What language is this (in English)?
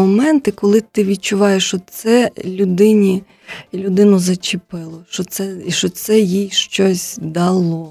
Ukrainian